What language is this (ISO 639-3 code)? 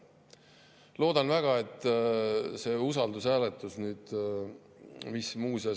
est